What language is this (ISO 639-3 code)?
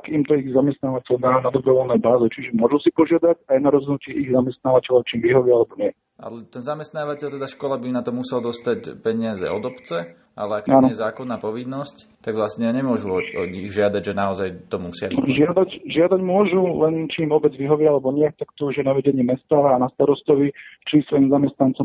slk